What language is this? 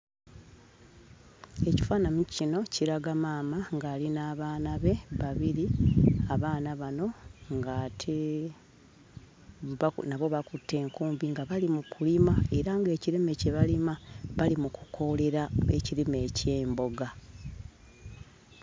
Ganda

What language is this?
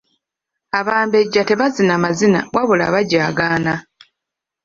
Ganda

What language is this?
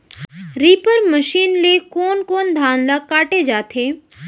Chhattisgarhi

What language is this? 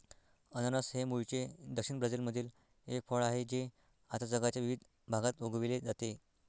Marathi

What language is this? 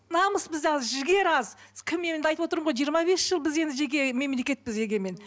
Kazakh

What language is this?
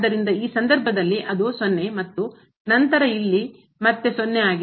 Kannada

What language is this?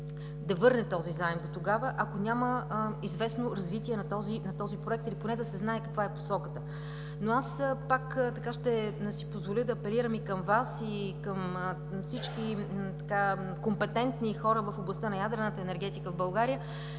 Bulgarian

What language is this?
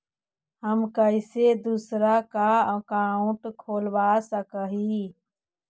Magahi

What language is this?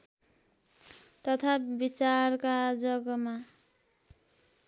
Nepali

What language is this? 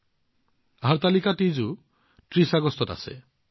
Assamese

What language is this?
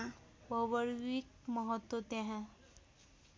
Nepali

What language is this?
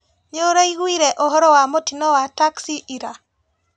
Kikuyu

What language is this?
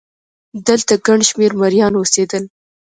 Pashto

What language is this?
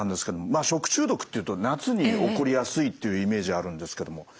Japanese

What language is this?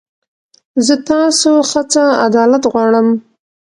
Pashto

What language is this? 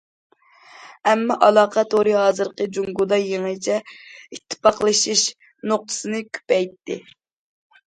Uyghur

